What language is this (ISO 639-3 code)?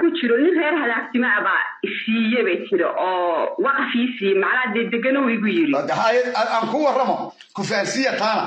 ara